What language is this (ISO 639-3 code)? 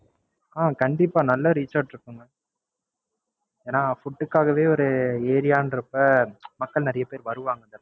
tam